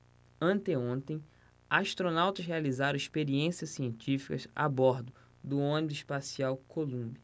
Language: Portuguese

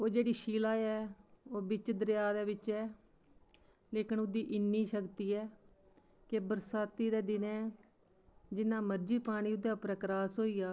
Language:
Dogri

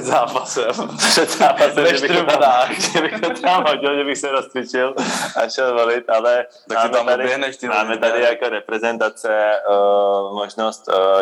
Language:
Czech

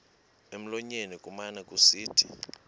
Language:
Xhosa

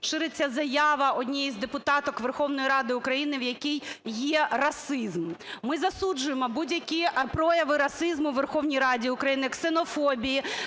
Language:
Ukrainian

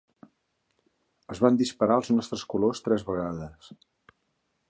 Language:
Catalan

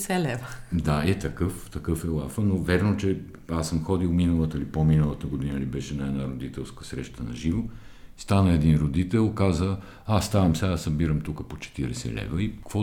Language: Bulgarian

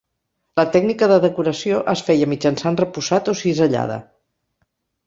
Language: Catalan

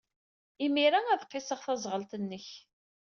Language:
Kabyle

